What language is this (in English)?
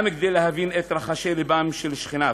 Hebrew